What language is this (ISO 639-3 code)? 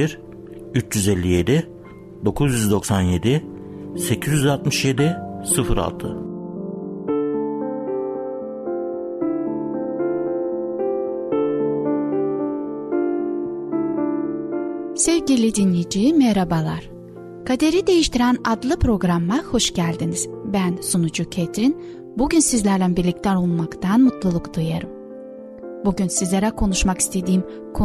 tur